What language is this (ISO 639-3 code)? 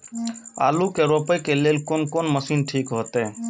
mai